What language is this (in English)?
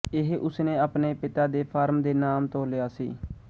Punjabi